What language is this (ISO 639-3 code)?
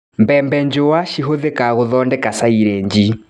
kik